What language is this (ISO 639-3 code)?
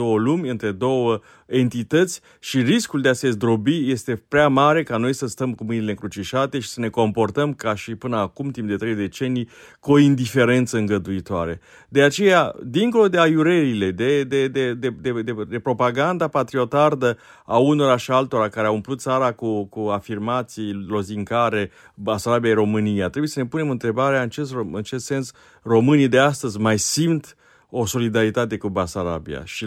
ron